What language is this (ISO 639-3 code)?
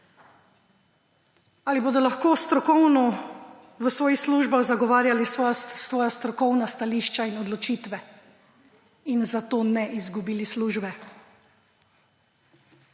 slv